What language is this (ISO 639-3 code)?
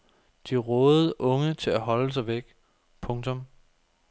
dan